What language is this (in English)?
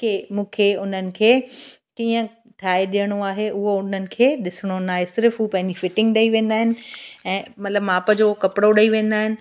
Sindhi